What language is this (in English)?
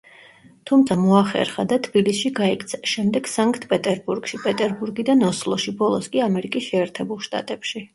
Georgian